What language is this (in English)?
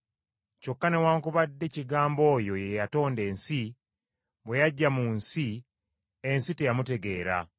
Ganda